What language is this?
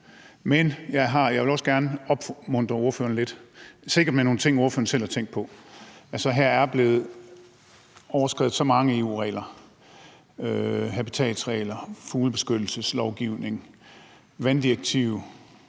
Danish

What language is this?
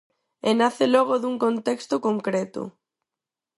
Galician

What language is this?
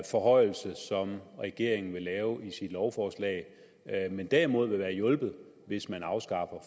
Danish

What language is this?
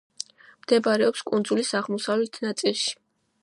Georgian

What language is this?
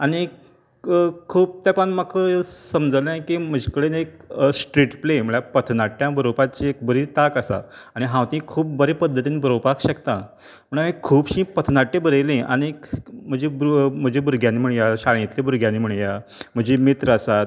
Konkani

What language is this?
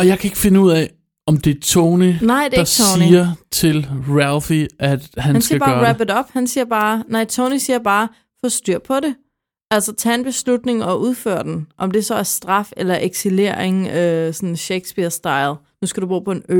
Danish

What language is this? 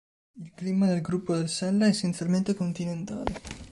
Italian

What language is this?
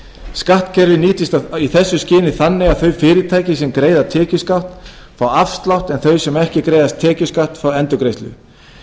Icelandic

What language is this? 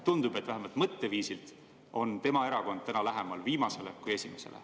Estonian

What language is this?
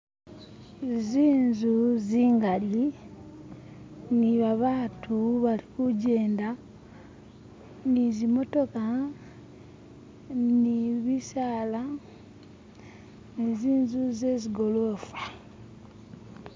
Masaaba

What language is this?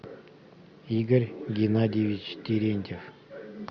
Russian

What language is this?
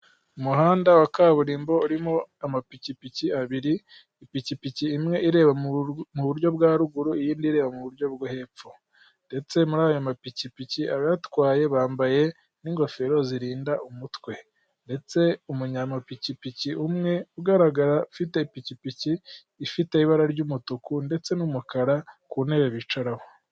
Kinyarwanda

